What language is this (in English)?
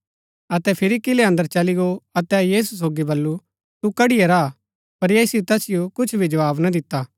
Gaddi